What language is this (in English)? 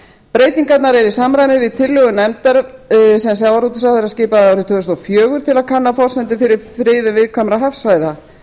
Icelandic